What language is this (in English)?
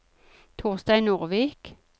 Norwegian